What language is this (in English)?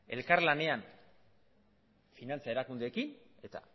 Basque